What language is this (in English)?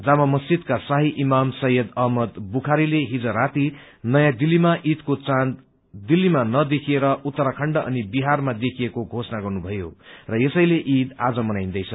Nepali